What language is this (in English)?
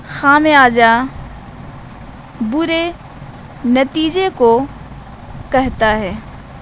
Urdu